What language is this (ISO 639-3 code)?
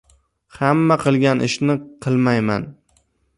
uzb